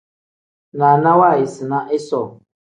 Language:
Tem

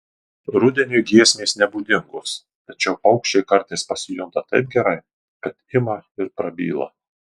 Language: Lithuanian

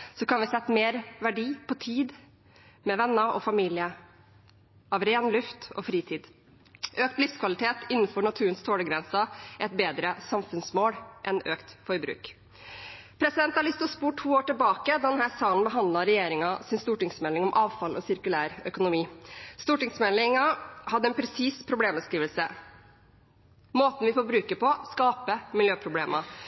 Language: Norwegian Bokmål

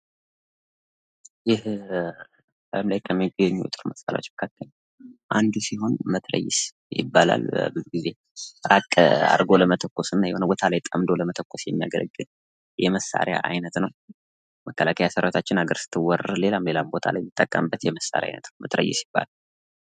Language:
Amharic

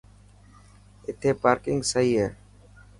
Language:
Dhatki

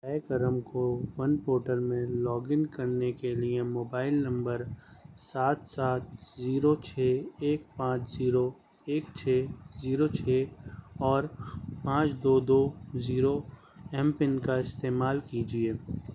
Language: Urdu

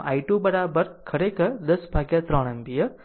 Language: Gujarati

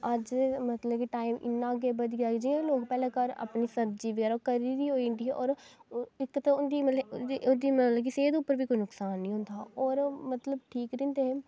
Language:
Dogri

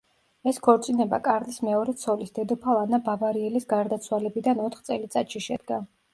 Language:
Georgian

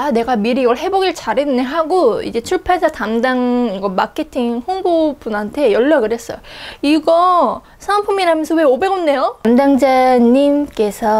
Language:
Korean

